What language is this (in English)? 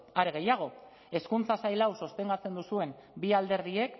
Basque